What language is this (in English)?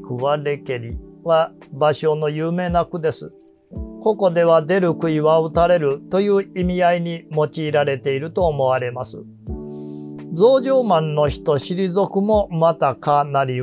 Japanese